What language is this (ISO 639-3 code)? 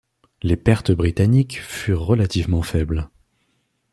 fra